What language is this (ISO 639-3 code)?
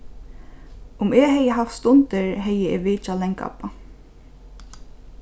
fao